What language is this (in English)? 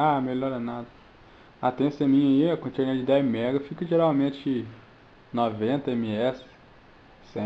Portuguese